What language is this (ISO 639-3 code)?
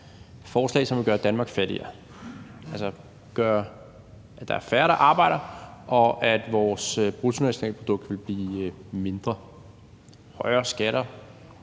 dan